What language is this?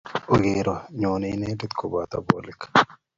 Kalenjin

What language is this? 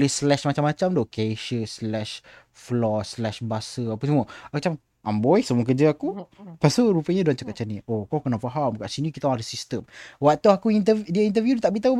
Malay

